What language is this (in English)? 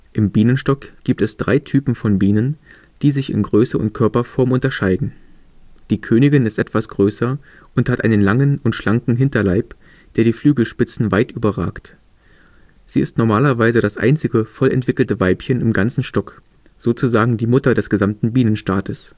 German